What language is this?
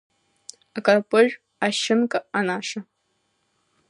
Abkhazian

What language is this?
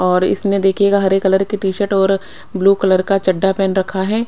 Hindi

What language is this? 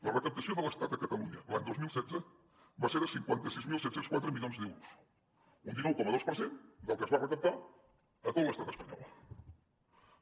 Catalan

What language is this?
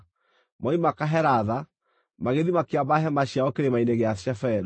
Kikuyu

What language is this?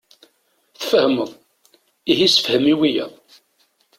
Kabyle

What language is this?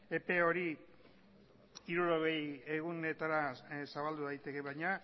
Basque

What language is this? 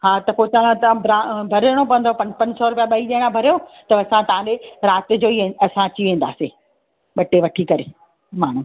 Sindhi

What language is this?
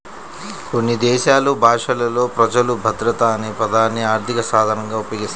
Telugu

